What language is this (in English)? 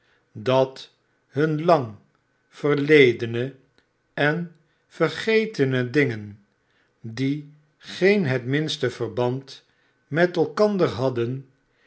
Dutch